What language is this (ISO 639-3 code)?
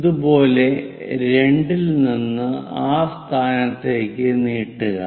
mal